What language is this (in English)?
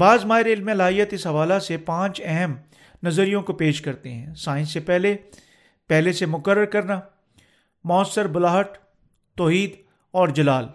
Urdu